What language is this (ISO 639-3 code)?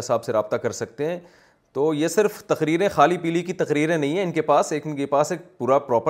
urd